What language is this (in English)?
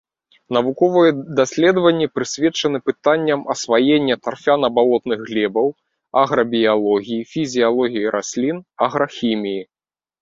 Belarusian